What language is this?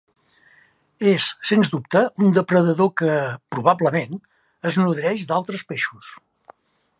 Catalan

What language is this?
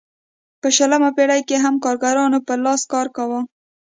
Pashto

